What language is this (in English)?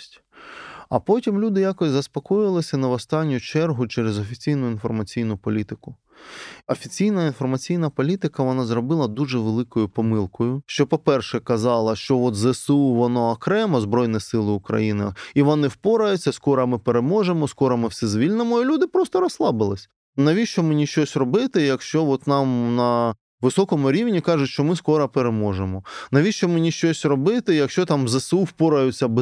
Ukrainian